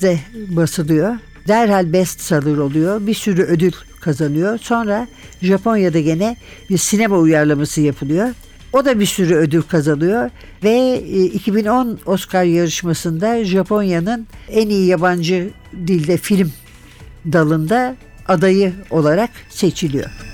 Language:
Turkish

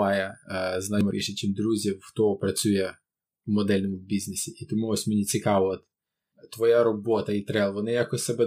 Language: Ukrainian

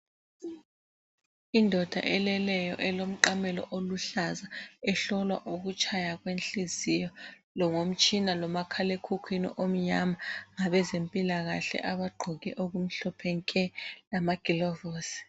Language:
North Ndebele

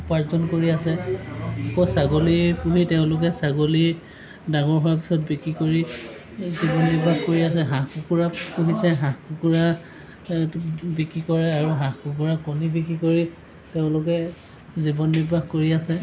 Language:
Assamese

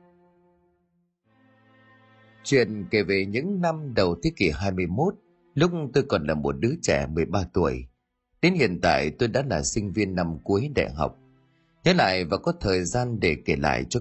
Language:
Vietnamese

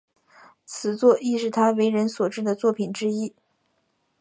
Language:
Chinese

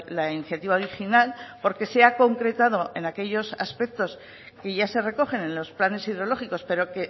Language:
Spanish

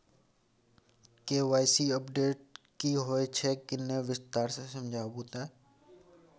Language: Maithili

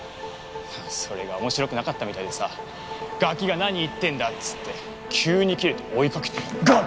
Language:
Japanese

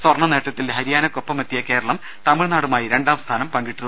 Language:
Malayalam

